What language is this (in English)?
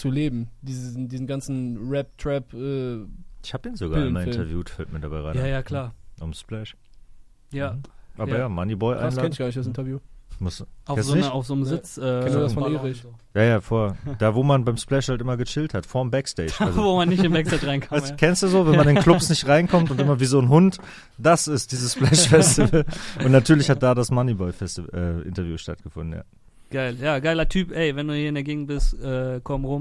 German